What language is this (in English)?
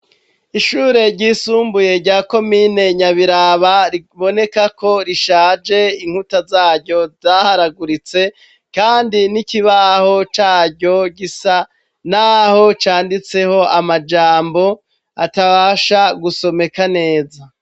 Rundi